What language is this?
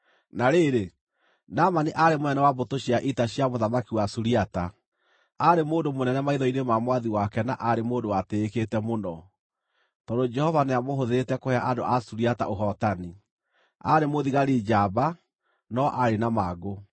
Kikuyu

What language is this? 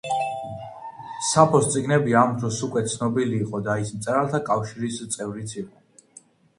Georgian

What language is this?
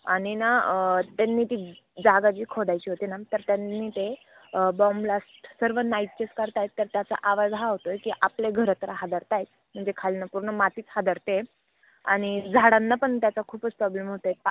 Marathi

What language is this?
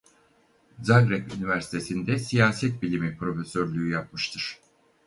Turkish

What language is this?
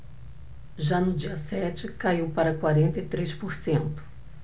Portuguese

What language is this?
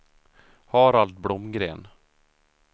Swedish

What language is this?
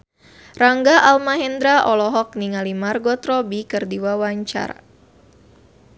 Sundanese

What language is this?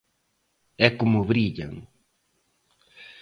Galician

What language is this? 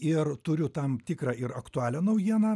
Lithuanian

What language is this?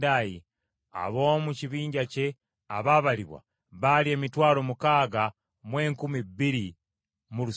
Ganda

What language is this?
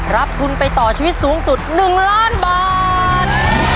Thai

